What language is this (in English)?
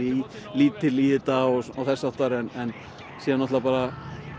Icelandic